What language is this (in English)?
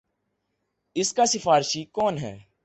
Urdu